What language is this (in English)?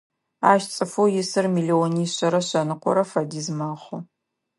Adyghe